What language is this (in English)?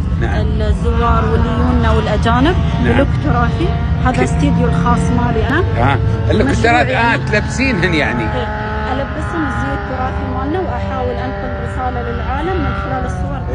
Arabic